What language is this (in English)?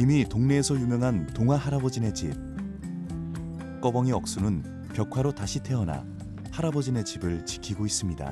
Korean